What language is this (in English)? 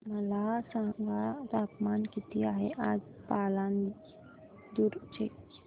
Marathi